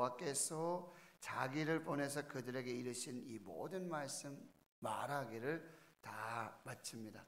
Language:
Korean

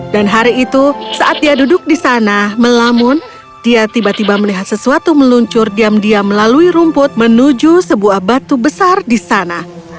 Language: Indonesian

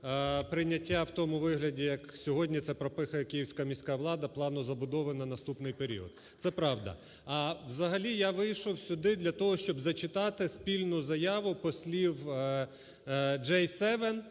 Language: Ukrainian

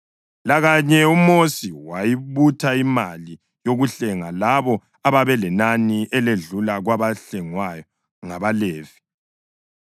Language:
North Ndebele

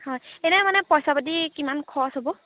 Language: Assamese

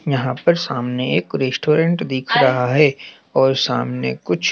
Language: Hindi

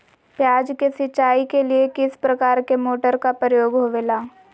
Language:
Magahi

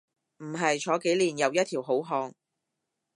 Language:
Cantonese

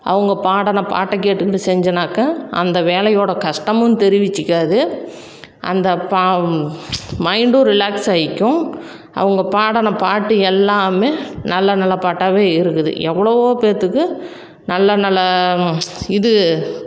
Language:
Tamil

